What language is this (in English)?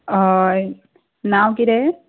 Konkani